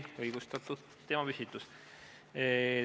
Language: Estonian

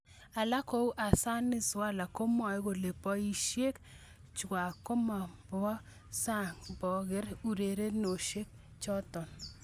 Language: Kalenjin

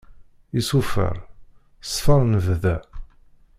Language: Kabyle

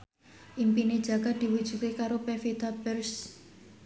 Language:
Javanese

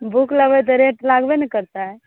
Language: Maithili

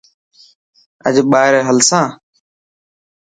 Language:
Dhatki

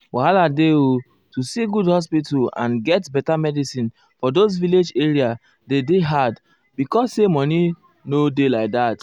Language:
Nigerian Pidgin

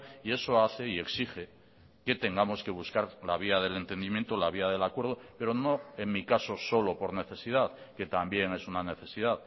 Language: Spanish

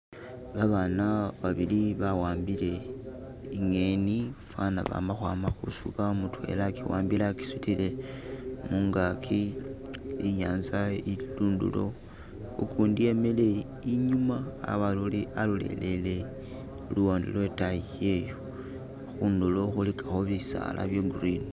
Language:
Masaaba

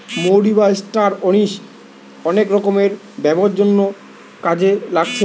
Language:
Bangla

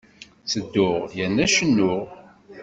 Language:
Kabyle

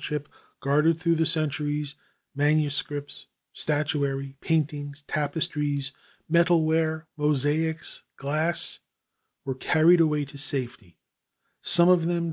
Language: English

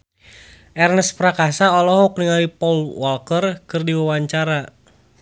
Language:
Sundanese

